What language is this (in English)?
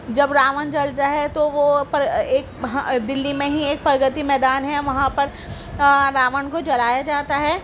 Urdu